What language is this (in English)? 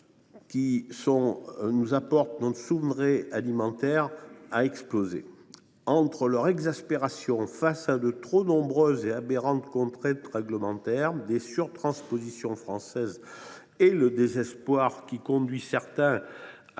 French